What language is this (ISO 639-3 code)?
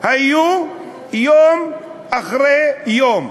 heb